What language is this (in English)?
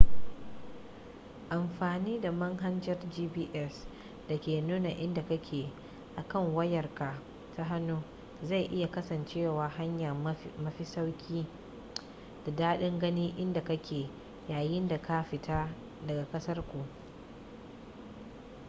Hausa